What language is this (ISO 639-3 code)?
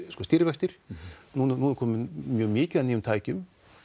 isl